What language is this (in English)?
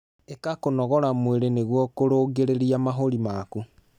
Kikuyu